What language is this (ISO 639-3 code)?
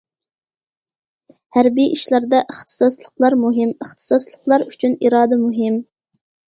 uig